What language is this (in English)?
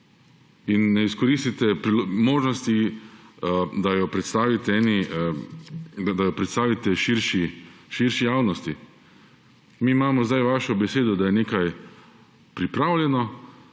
Slovenian